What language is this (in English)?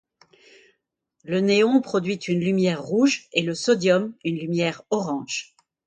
French